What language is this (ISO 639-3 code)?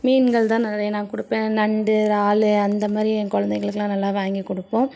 tam